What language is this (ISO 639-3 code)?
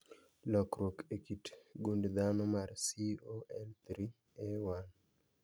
luo